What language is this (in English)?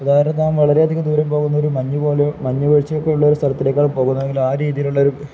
Malayalam